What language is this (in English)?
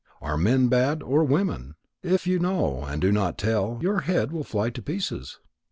English